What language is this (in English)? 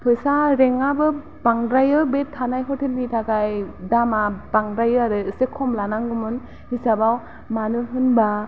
Bodo